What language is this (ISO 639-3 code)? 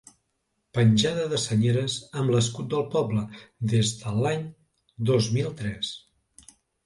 cat